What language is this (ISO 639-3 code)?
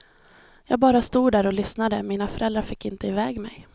swe